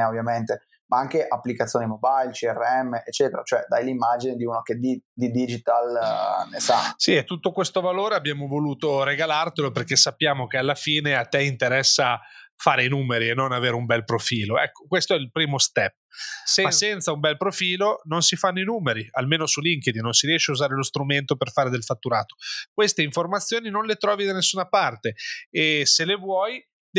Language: Italian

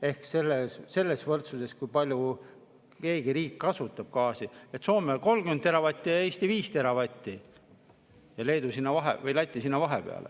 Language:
Estonian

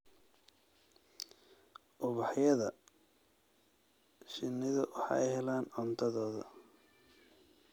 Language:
Somali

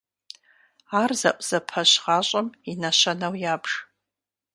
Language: Kabardian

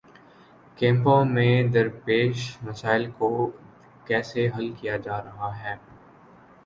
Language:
Urdu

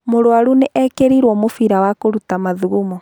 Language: Kikuyu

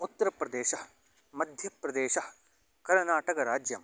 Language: Sanskrit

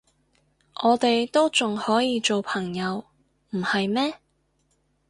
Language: Cantonese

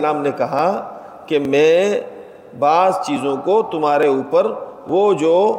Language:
Urdu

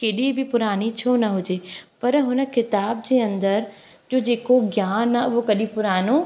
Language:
Sindhi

